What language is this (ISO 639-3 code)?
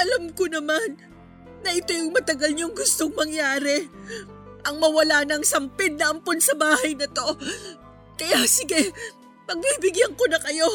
fil